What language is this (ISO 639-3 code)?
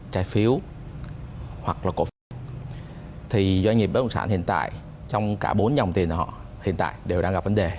vie